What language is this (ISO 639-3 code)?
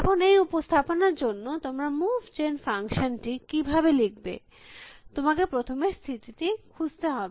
ben